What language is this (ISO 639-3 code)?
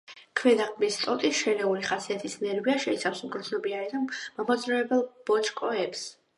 kat